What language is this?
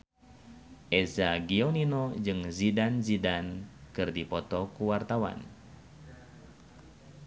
Sundanese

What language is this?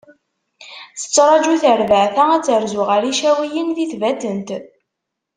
Kabyle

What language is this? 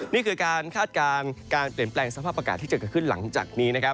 Thai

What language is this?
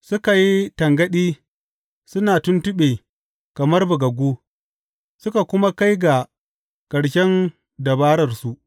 Hausa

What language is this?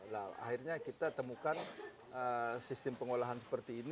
Indonesian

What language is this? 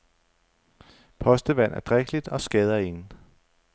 Danish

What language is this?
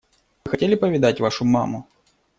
Russian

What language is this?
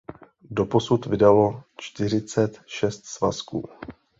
Czech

